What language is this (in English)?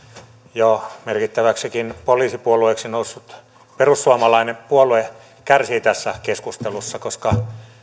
Finnish